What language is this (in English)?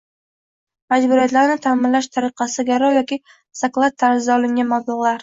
Uzbek